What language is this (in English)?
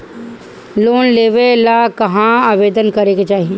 Bhojpuri